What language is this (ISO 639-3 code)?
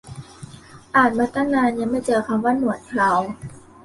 tha